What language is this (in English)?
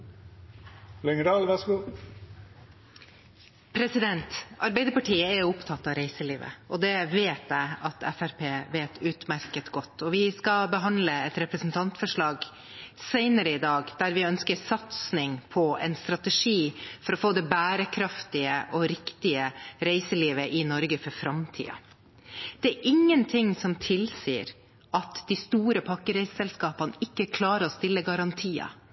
Norwegian Bokmål